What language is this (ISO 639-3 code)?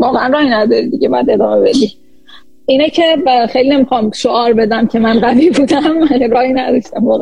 fas